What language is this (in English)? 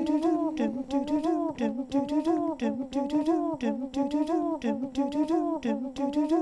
English